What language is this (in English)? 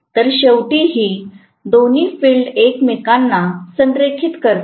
Marathi